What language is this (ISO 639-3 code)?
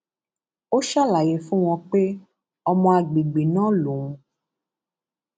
yor